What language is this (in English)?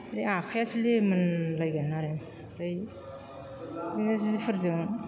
Bodo